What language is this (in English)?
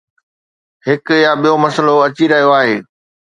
Sindhi